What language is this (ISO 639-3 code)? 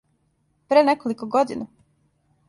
srp